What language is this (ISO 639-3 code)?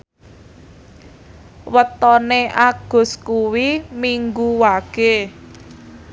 jav